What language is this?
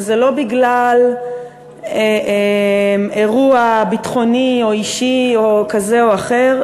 Hebrew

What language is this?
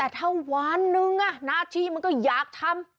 Thai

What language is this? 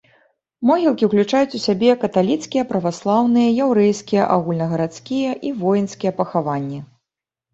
Belarusian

